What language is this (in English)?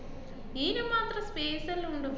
Malayalam